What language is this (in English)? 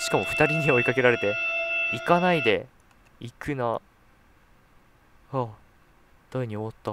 Japanese